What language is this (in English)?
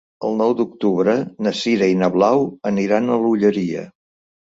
Catalan